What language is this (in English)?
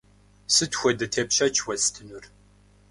Kabardian